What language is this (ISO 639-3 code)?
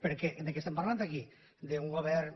cat